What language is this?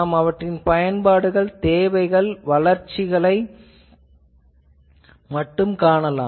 Tamil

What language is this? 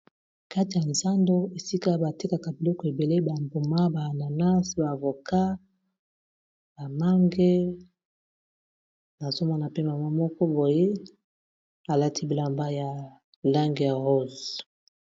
Lingala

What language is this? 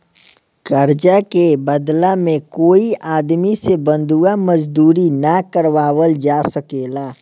Bhojpuri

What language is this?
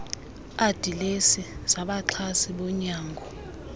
Xhosa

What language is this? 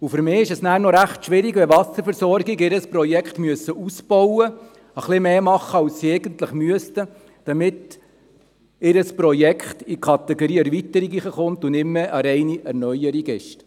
Swiss German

